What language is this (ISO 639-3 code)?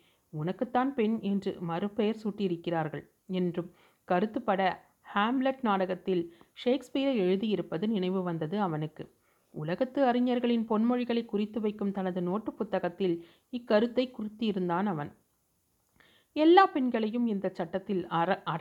tam